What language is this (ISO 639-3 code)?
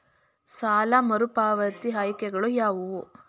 kan